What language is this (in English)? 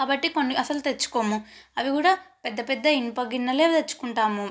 Telugu